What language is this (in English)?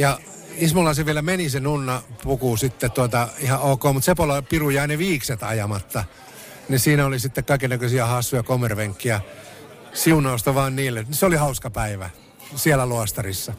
Finnish